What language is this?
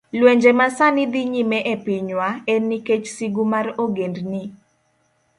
Luo (Kenya and Tanzania)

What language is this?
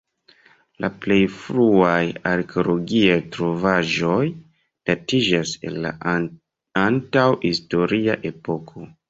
Esperanto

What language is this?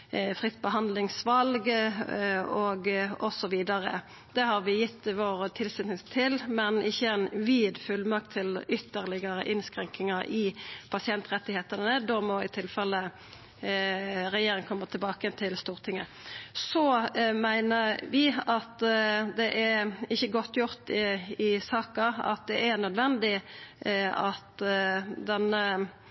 Norwegian Nynorsk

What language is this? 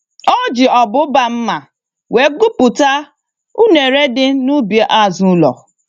Igbo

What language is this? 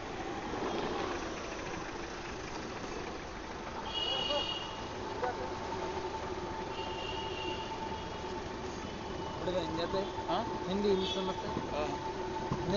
Marathi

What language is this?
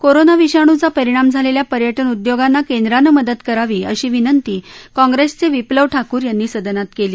Marathi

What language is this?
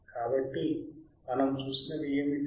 Telugu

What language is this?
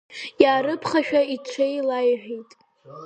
Abkhazian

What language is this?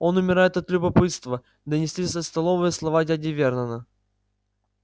Russian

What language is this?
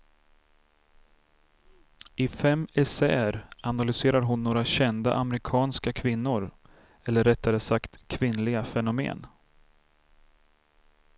Swedish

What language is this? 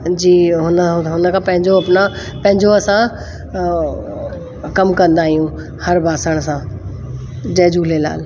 Sindhi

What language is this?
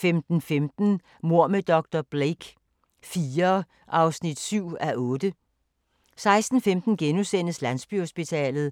Danish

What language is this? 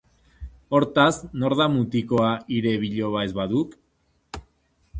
Basque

